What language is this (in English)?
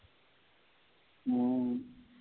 Tamil